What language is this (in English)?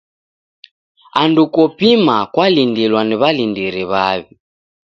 Taita